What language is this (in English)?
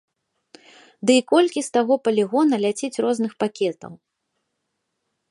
Belarusian